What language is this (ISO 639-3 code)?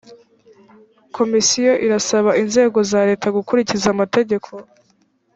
kin